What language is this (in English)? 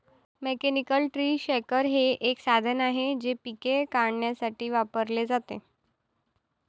Marathi